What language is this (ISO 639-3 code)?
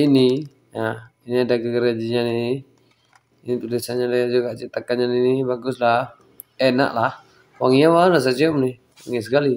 ind